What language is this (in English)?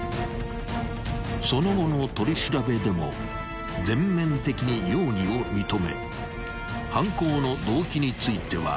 Japanese